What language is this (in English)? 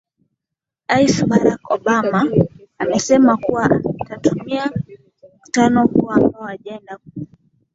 Swahili